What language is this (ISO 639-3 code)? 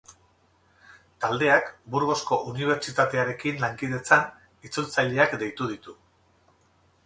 eus